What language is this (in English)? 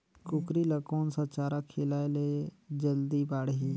Chhattisgarhi